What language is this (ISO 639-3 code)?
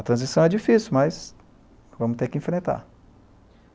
por